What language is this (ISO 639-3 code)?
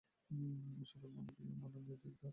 ben